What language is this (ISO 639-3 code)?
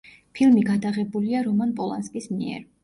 kat